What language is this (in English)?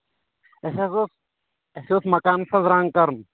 Kashmiri